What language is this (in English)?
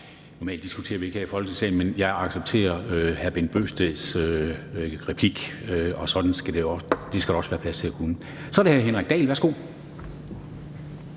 Danish